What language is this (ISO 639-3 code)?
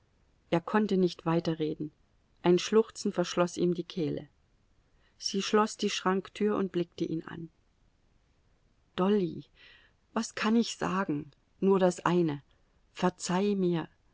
deu